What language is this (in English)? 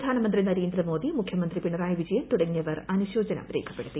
Malayalam